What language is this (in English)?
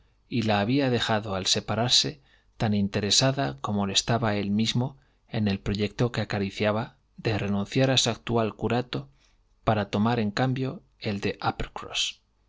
Spanish